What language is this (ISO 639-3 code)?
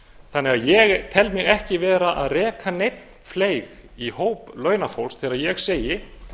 isl